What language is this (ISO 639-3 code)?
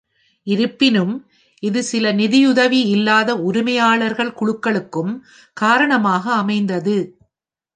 tam